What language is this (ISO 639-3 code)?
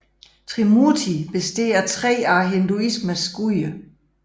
dan